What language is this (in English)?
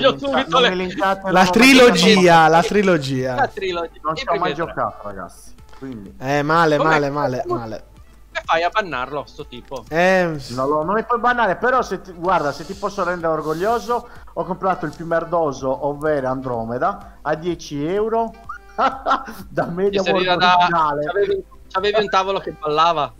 Italian